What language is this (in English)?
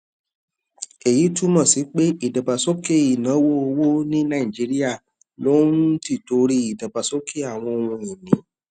Yoruba